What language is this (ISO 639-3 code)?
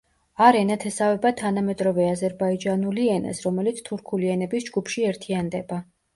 kat